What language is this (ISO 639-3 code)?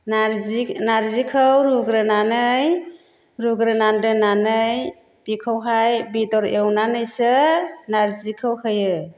brx